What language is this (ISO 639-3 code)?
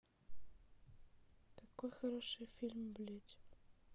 rus